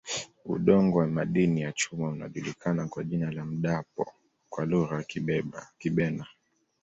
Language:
Swahili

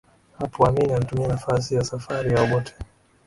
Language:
Swahili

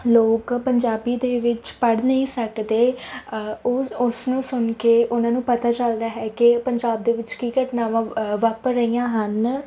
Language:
Punjabi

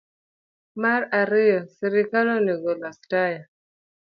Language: Luo (Kenya and Tanzania)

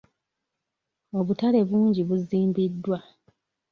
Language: Ganda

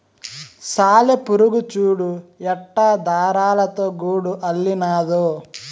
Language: Telugu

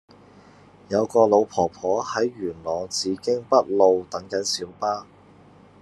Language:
Cantonese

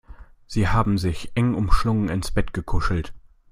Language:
German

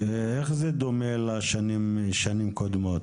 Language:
Hebrew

